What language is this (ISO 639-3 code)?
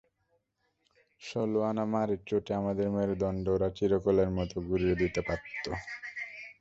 ben